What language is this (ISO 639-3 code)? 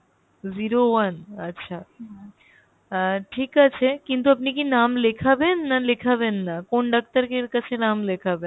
ben